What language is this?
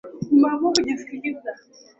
Swahili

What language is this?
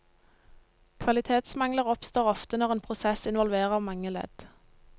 Norwegian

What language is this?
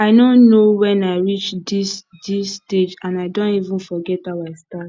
Nigerian Pidgin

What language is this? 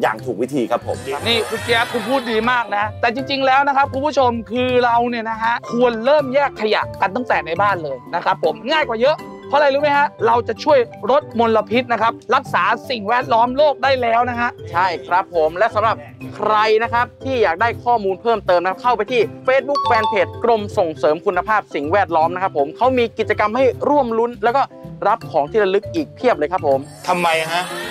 Thai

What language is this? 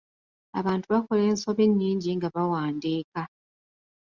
Ganda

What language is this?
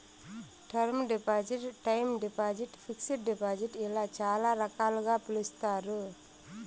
Telugu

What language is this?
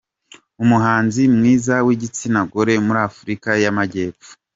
Kinyarwanda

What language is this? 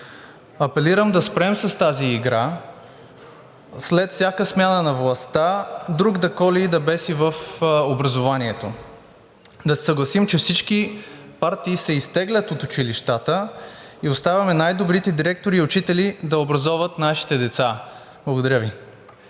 Bulgarian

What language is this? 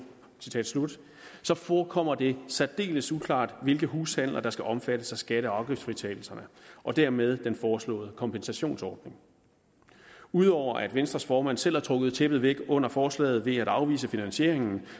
Danish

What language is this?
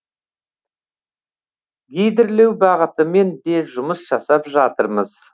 Kazakh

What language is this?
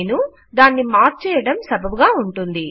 Telugu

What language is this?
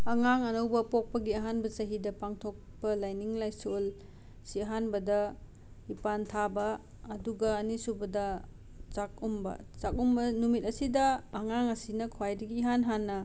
Manipuri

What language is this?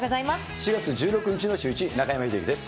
Japanese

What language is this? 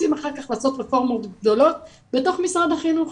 Hebrew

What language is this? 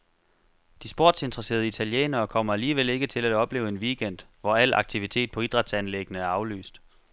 Danish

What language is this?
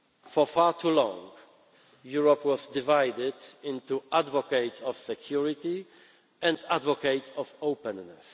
English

